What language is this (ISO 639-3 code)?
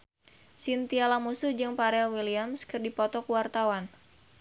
sun